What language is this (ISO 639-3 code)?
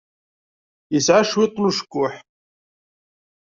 kab